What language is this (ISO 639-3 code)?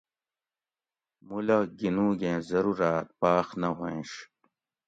gwc